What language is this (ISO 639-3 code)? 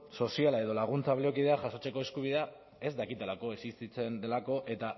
eus